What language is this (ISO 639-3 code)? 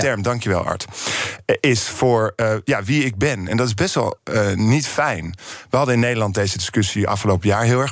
nld